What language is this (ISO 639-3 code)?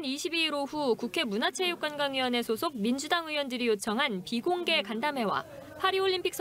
kor